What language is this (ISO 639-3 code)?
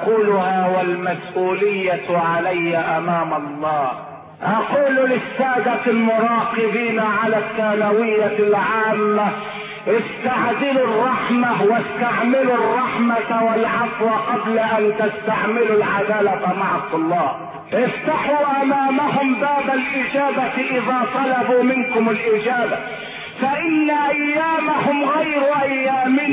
ara